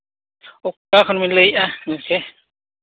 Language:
Santali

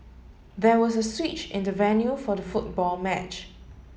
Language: English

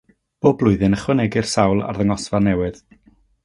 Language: Welsh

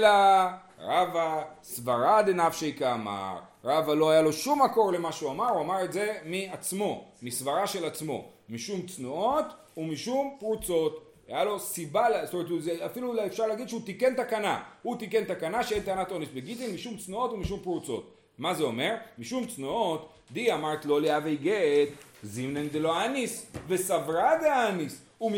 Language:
Hebrew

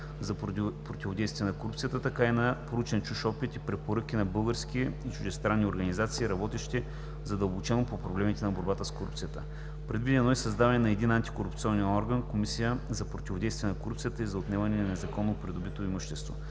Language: Bulgarian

